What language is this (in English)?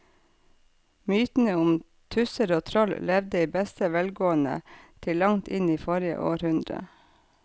Norwegian